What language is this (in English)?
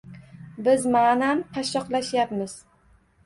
Uzbek